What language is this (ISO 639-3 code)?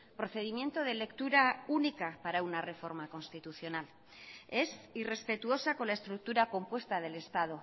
spa